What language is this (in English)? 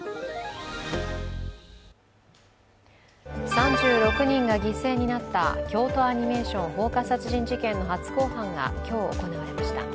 Japanese